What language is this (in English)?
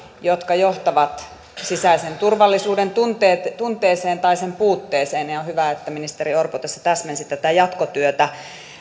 Finnish